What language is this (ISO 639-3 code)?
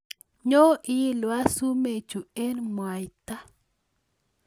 kln